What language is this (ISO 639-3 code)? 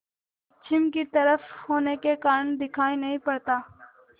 hin